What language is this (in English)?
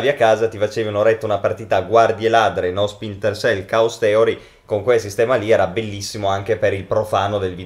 Italian